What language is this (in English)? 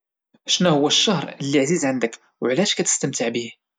Moroccan Arabic